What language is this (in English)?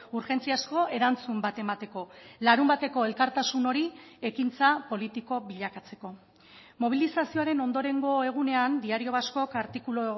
Basque